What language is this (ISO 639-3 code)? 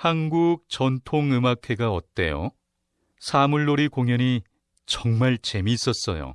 kor